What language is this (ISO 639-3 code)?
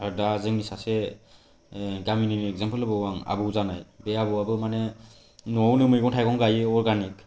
brx